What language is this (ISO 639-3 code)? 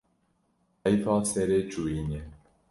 kur